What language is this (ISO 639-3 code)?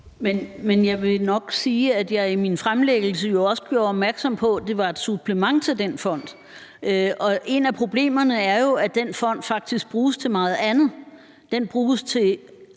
dan